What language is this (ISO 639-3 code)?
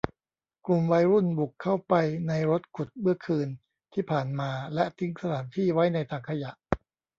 tha